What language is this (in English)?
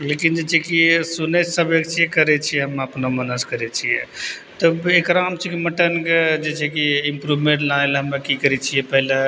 Maithili